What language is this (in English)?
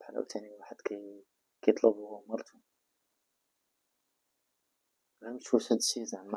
Arabic